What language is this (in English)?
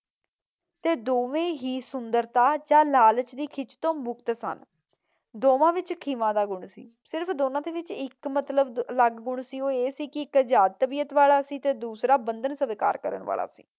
Punjabi